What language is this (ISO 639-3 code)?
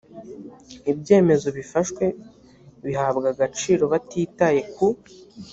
kin